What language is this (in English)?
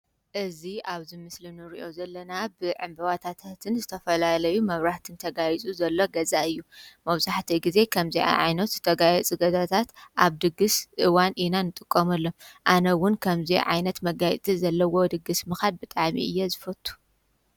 Tigrinya